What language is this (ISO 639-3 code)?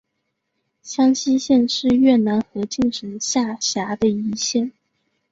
zho